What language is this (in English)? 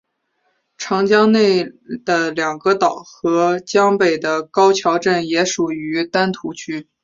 Chinese